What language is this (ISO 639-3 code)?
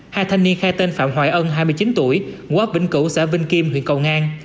vie